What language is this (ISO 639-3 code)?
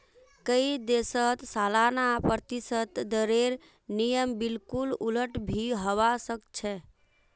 mag